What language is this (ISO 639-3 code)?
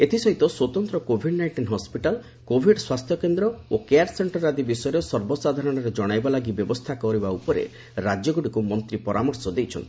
ori